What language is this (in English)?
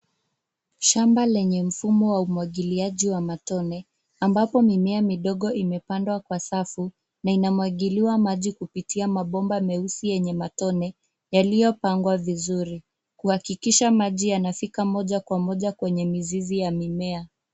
Swahili